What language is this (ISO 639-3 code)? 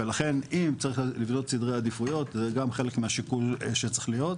heb